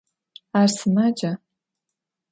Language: Adyghe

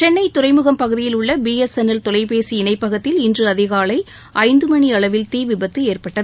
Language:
Tamil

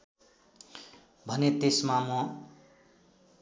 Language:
Nepali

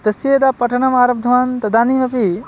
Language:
Sanskrit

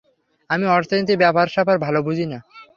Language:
Bangla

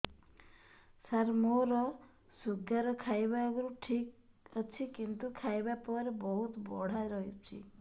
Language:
Odia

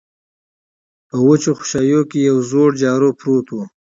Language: Pashto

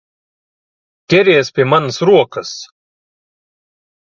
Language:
Latvian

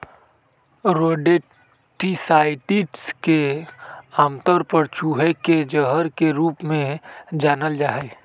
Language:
Magahi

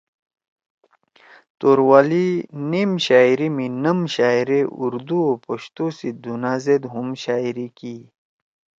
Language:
Torwali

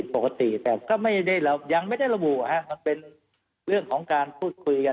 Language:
Thai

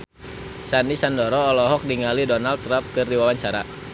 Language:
Sundanese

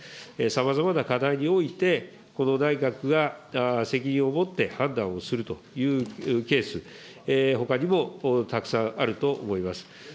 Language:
Japanese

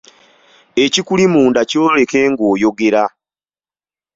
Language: Ganda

